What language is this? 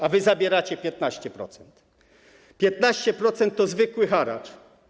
Polish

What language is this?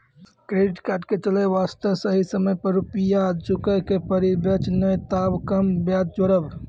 Maithili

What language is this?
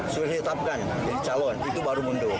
Indonesian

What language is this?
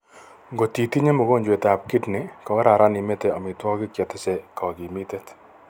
Kalenjin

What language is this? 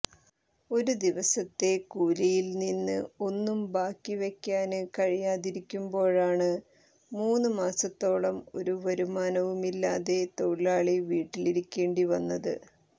Malayalam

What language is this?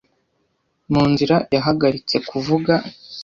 Kinyarwanda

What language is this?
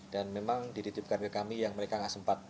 Indonesian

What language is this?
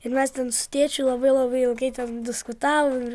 Lithuanian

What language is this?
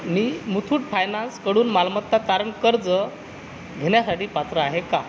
Marathi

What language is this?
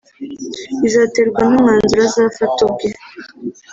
Kinyarwanda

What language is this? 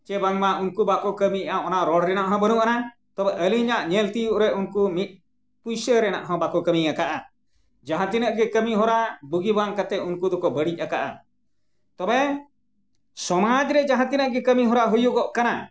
Santali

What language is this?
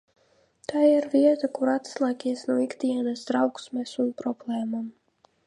Latvian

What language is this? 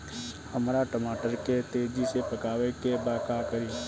Bhojpuri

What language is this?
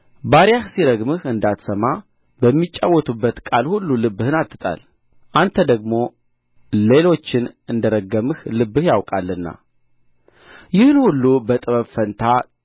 Amharic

